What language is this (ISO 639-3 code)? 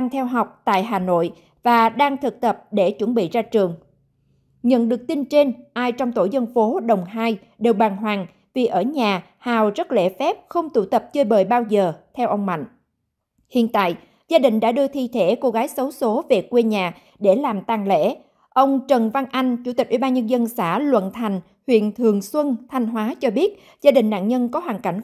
vie